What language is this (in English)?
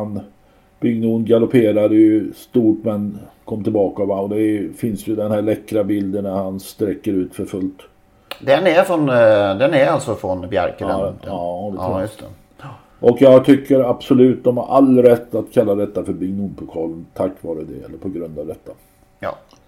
Swedish